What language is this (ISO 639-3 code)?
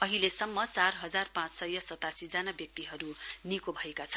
nep